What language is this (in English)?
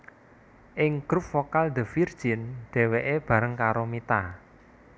Javanese